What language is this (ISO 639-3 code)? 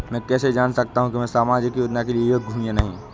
hin